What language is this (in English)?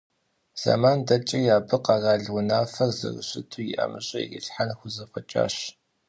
Kabardian